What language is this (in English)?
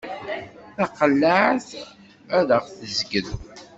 Kabyle